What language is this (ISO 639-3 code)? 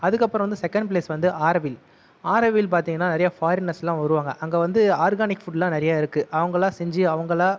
tam